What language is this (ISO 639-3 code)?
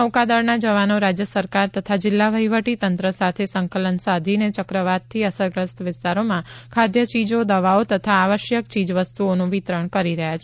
guj